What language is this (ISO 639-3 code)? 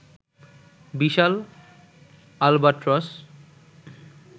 ben